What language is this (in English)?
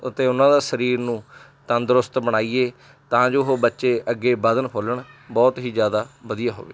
Punjabi